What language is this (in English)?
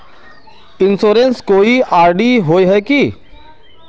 Magahi